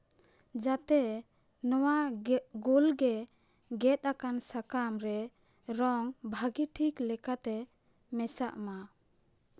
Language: Santali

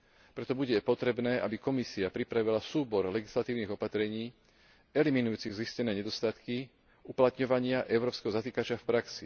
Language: Slovak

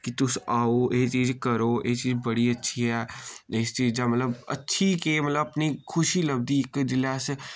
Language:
Dogri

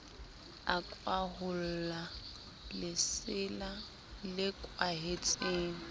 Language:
Southern Sotho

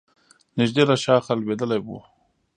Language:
Pashto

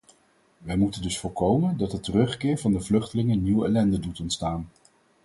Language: Dutch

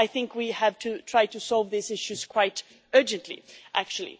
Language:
English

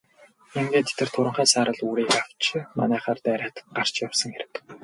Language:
Mongolian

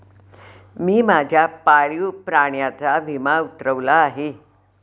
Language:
Marathi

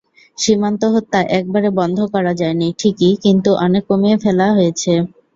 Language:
Bangla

